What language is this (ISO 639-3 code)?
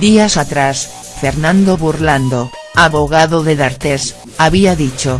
spa